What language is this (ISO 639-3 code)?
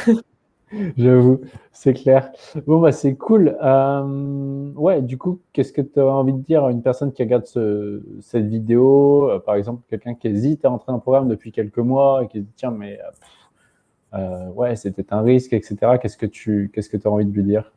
fra